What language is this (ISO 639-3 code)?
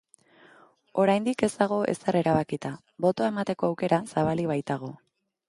eus